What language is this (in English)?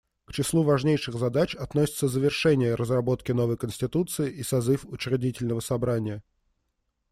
Russian